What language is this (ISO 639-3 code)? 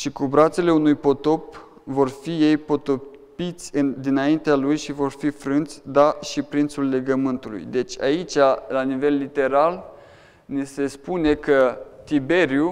ron